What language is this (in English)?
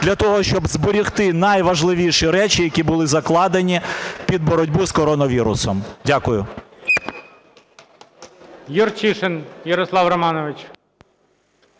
Ukrainian